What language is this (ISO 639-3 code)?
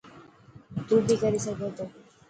mki